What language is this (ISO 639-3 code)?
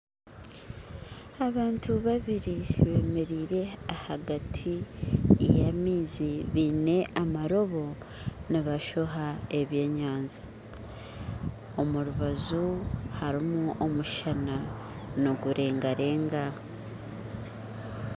nyn